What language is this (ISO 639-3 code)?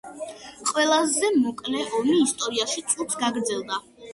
kat